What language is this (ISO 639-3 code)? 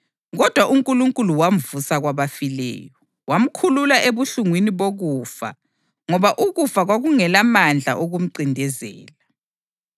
nde